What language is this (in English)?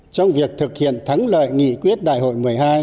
Vietnamese